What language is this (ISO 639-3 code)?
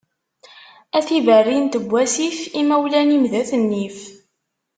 kab